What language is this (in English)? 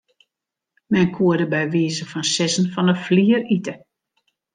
Western Frisian